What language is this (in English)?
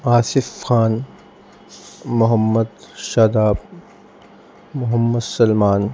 Urdu